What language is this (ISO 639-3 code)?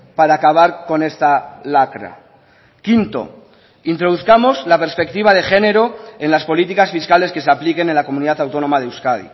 spa